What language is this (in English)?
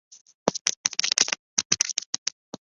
Chinese